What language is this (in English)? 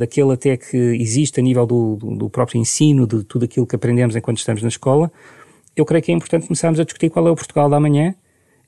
Portuguese